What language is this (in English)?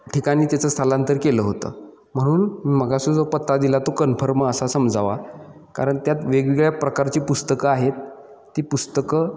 Marathi